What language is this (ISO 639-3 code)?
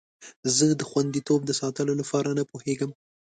pus